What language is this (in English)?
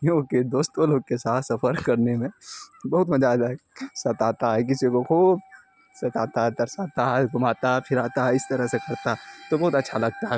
Urdu